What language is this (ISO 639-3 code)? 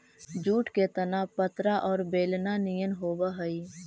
mag